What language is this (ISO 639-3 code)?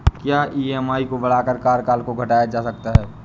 hin